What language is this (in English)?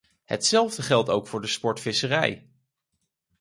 Dutch